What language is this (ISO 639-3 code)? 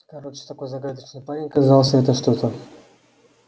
rus